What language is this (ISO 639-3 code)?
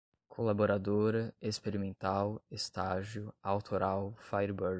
por